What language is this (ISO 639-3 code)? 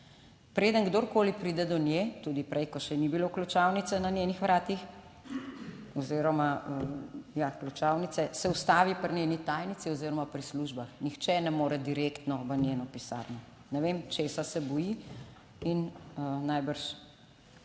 slv